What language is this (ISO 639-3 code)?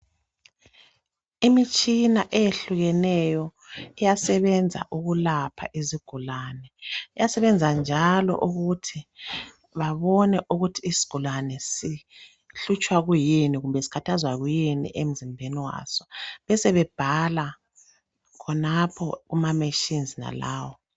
nde